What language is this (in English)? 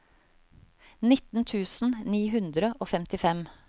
Norwegian